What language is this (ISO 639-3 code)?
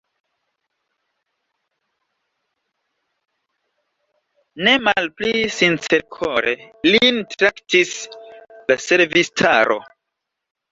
epo